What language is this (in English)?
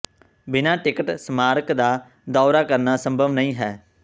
Punjabi